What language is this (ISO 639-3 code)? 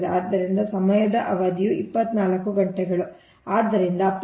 kan